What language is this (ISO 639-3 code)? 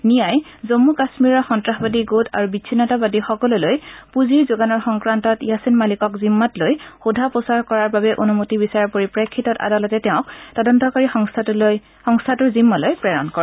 asm